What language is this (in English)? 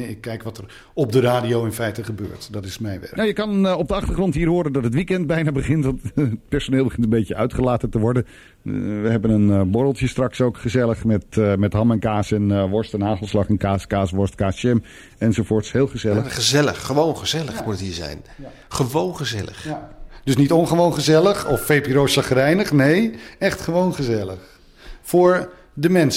Dutch